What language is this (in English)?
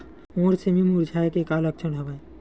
Chhattisgarhi